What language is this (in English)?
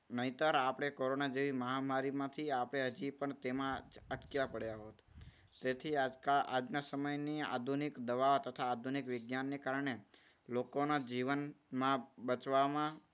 Gujarati